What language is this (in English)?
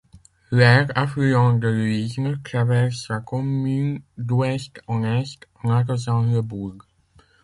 French